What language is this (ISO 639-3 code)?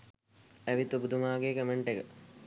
sin